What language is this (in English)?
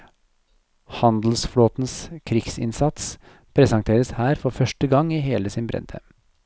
Norwegian